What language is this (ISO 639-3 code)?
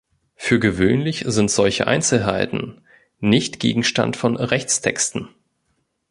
deu